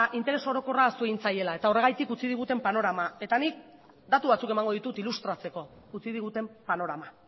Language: Basque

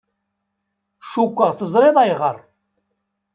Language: Kabyle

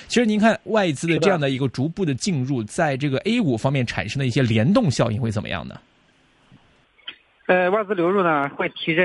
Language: Chinese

